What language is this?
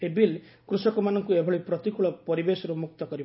Odia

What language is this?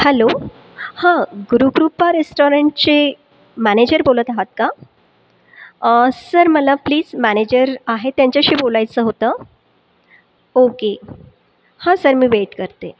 Marathi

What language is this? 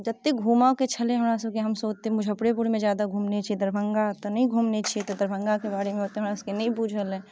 Maithili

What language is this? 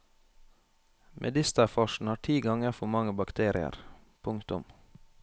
Norwegian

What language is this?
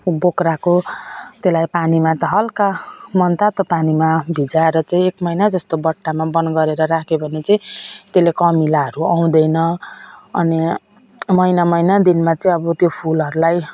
Nepali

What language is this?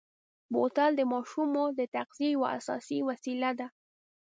Pashto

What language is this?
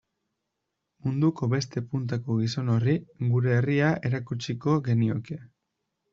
Basque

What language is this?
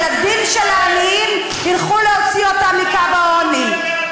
Hebrew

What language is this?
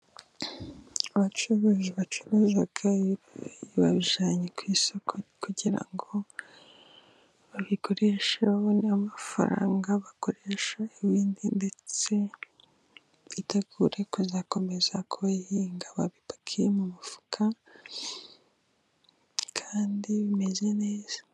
Kinyarwanda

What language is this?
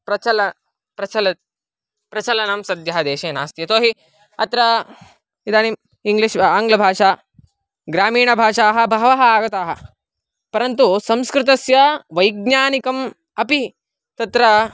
Sanskrit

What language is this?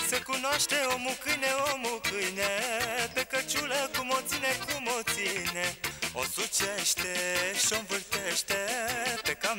Romanian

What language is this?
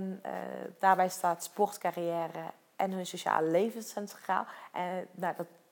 Dutch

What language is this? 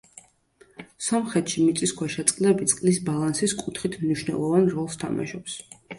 Georgian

